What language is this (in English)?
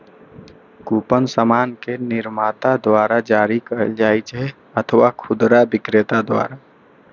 Maithili